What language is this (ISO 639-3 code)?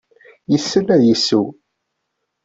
kab